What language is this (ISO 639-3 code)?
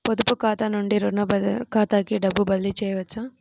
tel